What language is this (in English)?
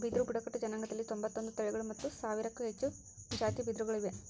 Kannada